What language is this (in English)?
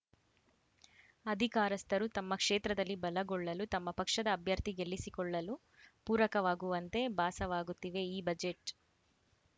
Kannada